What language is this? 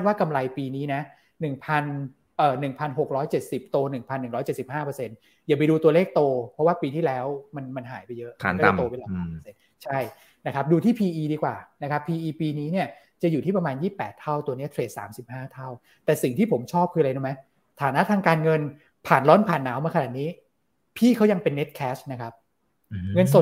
Thai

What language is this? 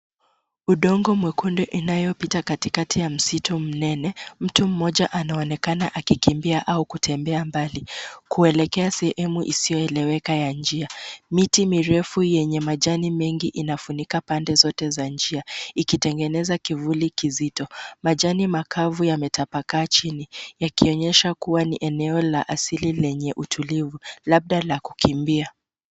Swahili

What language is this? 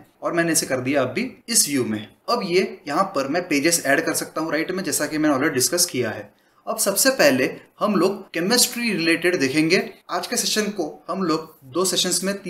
Hindi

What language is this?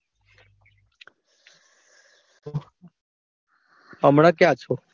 Gujarati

